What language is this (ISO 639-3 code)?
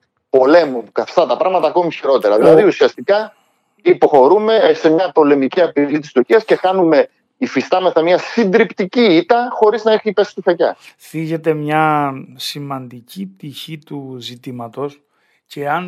ell